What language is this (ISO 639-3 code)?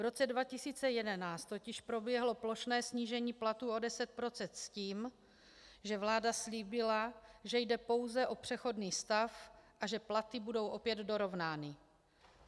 ces